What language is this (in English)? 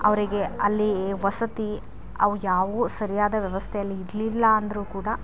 Kannada